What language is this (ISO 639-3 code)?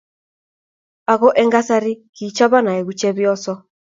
kln